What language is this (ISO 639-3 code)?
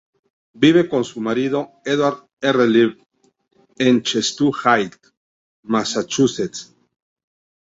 spa